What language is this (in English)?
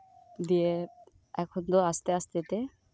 Santali